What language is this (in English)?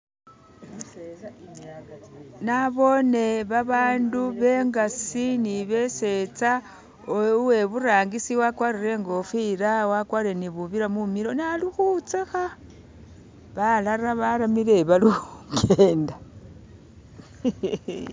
Masaaba